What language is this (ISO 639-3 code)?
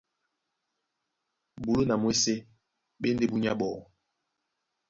dua